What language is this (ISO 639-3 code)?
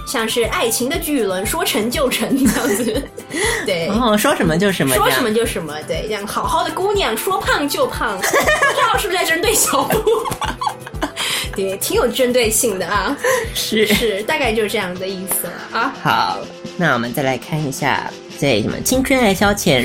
zho